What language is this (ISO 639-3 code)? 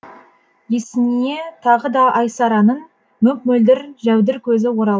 kaz